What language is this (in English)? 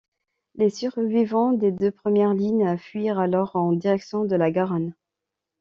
French